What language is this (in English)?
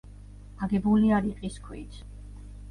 Georgian